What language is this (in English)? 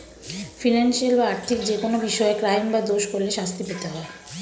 Bangla